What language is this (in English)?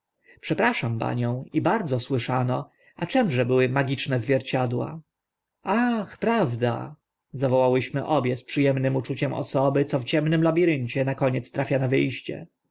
Polish